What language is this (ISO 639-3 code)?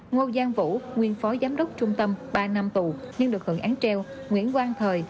vie